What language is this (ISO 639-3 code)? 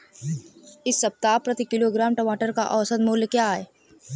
hin